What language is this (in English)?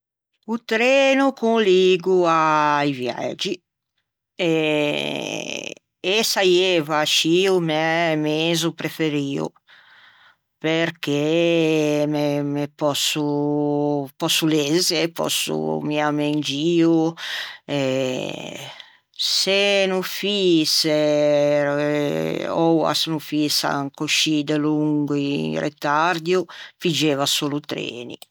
Ligurian